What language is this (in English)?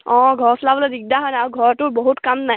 Assamese